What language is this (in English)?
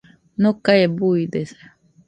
Nüpode Huitoto